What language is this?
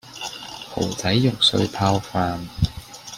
Cantonese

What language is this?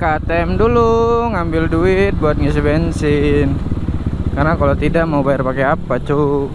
Indonesian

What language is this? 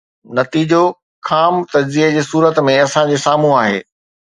Sindhi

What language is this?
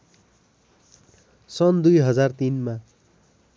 Nepali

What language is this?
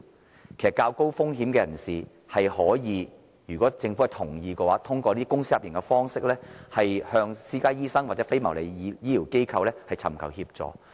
Cantonese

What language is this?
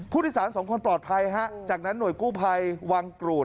Thai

